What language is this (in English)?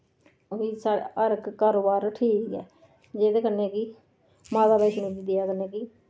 Dogri